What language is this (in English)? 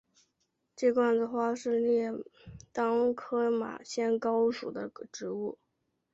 Chinese